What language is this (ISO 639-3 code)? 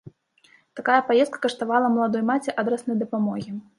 bel